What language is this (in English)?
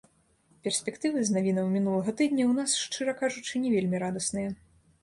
Belarusian